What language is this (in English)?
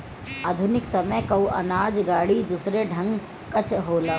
Bhojpuri